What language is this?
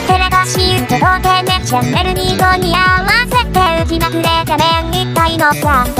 Thai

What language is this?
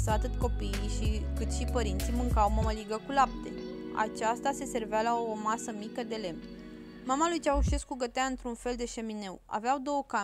Romanian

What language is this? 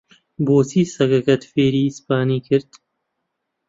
Central Kurdish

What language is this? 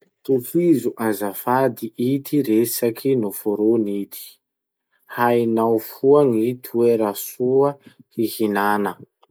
Masikoro Malagasy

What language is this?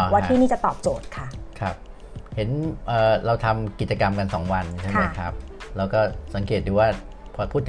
Thai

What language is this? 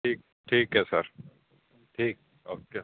Punjabi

